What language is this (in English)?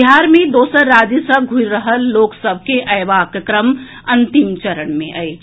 Maithili